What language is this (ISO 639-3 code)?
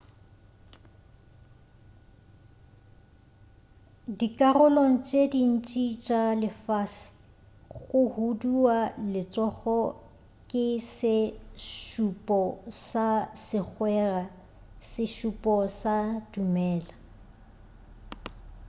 nso